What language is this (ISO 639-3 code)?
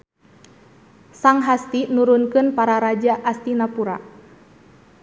sun